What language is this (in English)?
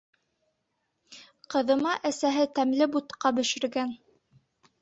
Bashkir